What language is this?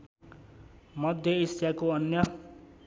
Nepali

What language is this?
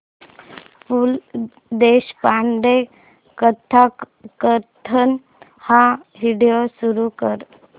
Marathi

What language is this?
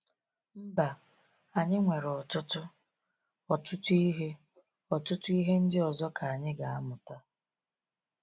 Igbo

